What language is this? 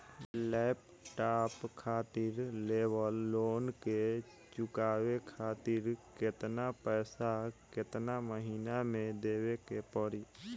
Bhojpuri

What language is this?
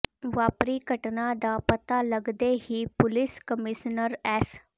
Punjabi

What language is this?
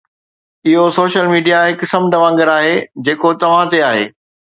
Sindhi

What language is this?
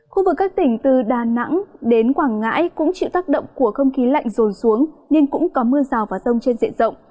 Vietnamese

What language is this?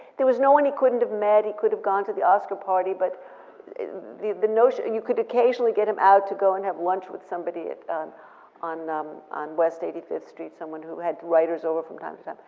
English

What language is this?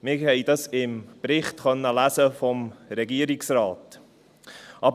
Swiss German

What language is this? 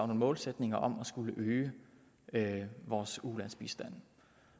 Danish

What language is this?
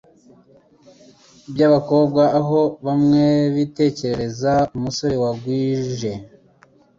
Kinyarwanda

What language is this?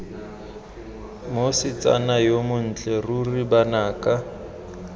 Tswana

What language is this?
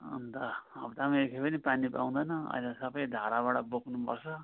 Nepali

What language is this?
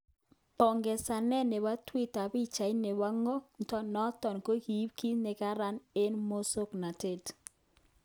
Kalenjin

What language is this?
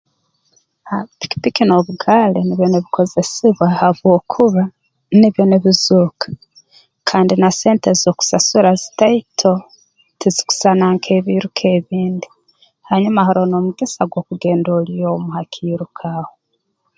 Tooro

